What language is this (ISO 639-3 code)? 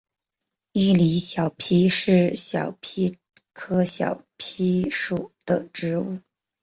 zho